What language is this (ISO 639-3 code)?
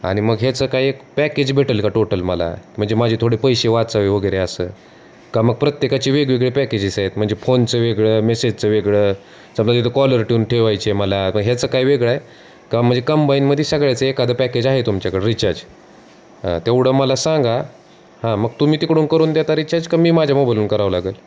mar